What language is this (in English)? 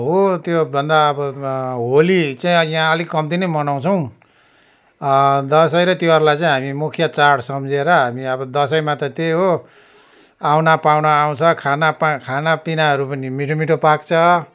Nepali